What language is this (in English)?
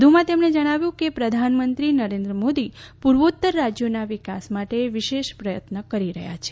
Gujarati